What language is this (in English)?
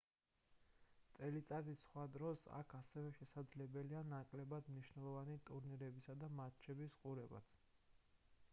Georgian